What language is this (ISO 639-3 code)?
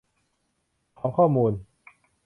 tha